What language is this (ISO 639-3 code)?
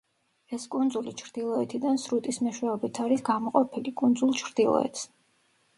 kat